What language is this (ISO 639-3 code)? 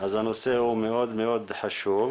heb